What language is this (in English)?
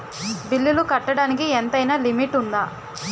Telugu